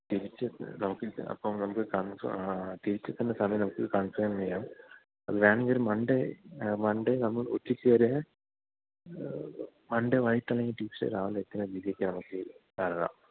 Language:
Malayalam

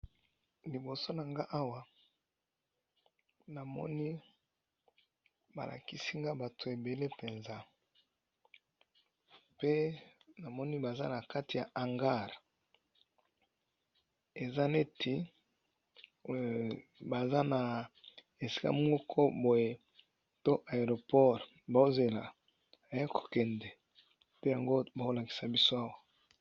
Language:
Lingala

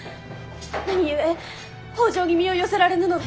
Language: Japanese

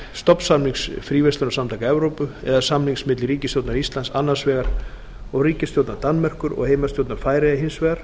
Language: Icelandic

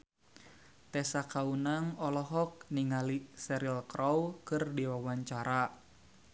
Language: Sundanese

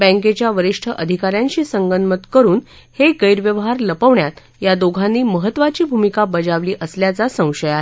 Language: Marathi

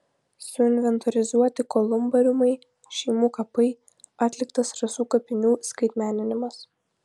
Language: Lithuanian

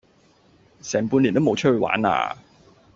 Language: Cantonese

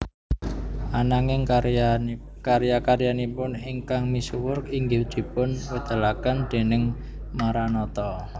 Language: Javanese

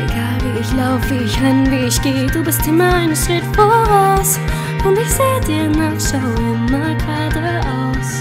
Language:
German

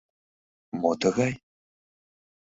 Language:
Mari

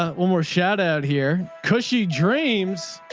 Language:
English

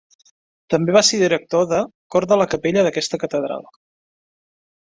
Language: Catalan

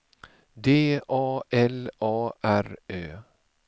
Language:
Swedish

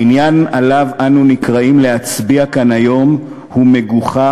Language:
Hebrew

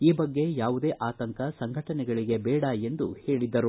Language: Kannada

